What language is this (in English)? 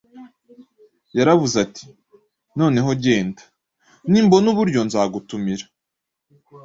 Kinyarwanda